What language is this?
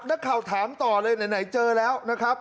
Thai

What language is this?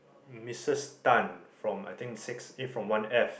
English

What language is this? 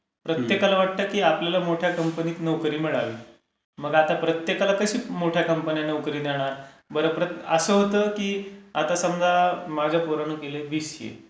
Marathi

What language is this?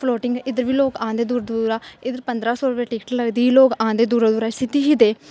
Dogri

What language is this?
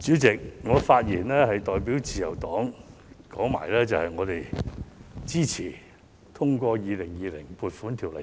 Cantonese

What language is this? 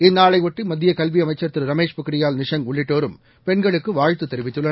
Tamil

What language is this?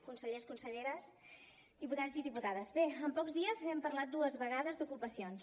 Catalan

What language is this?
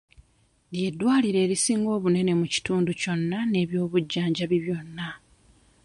Ganda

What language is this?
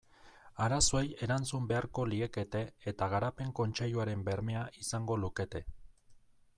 Basque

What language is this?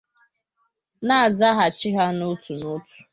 Igbo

